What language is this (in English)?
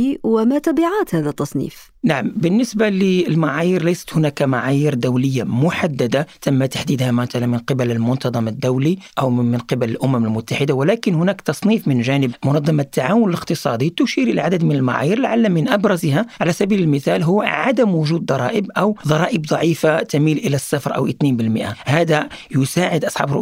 Arabic